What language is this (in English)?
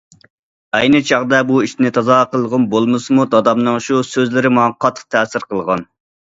Uyghur